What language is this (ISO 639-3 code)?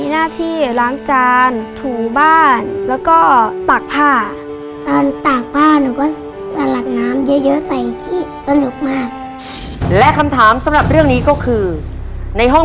tha